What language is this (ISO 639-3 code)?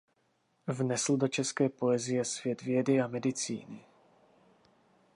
ces